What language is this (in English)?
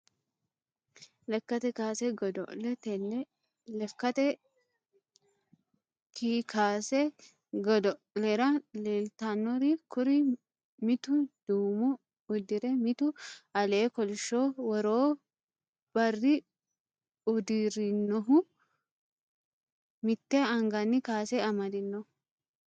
Sidamo